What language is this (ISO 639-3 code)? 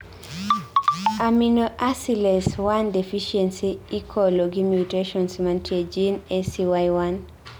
luo